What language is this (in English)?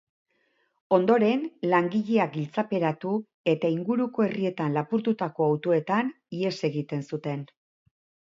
Basque